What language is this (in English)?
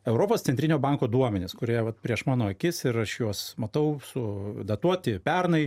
Lithuanian